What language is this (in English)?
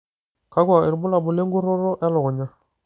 Masai